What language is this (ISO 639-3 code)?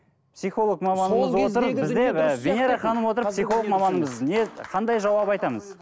kaz